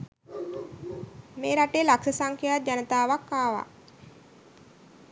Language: Sinhala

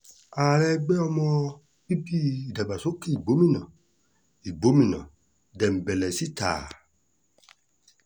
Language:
Yoruba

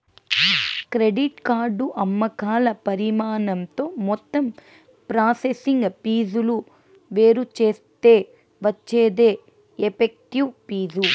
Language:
Telugu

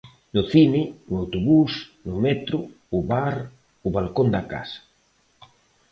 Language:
Galician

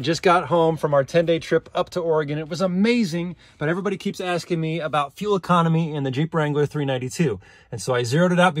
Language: English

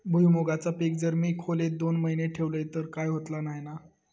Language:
Marathi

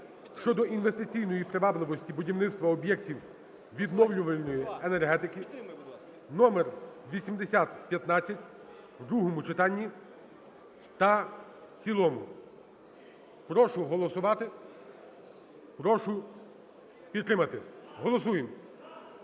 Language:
Ukrainian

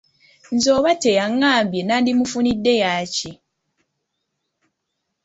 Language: Ganda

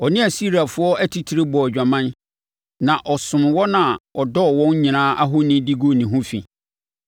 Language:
Akan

